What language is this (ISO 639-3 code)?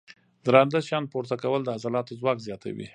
pus